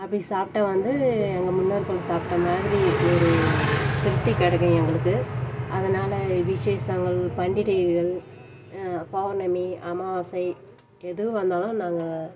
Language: Tamil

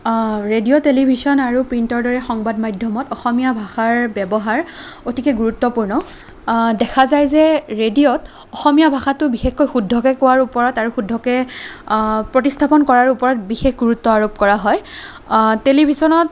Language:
Assamese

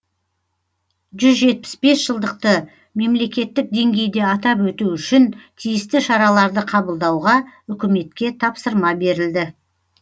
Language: Kazakh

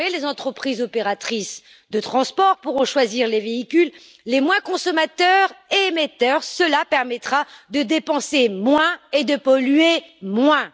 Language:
French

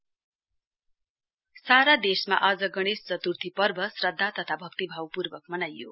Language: Nepali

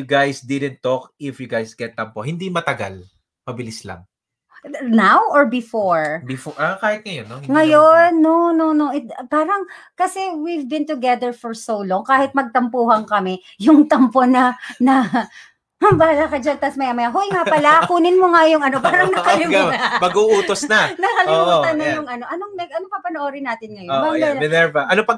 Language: Filipino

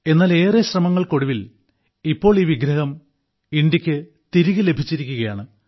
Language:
Malayalam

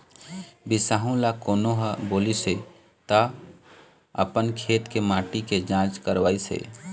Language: Chhattisgarhi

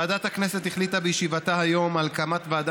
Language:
Hebrew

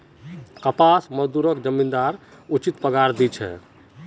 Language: Magahi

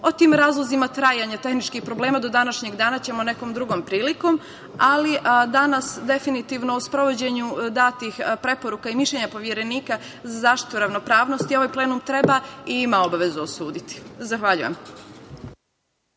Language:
Serbian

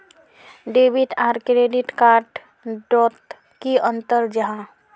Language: Magahi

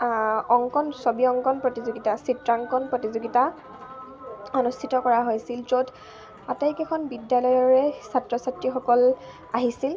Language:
Assamese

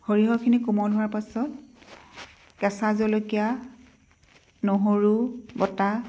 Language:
Assamese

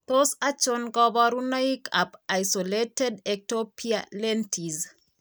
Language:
Kalenjin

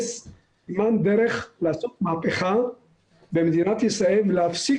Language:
Hebrew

